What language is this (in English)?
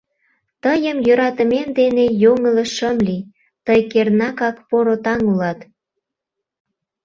Mari